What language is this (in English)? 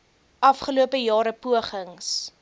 Afrikaans